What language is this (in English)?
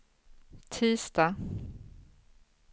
Swedish